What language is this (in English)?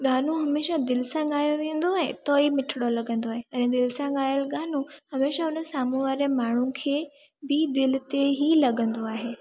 Sindhi